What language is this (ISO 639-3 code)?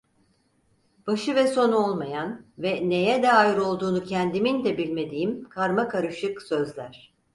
tur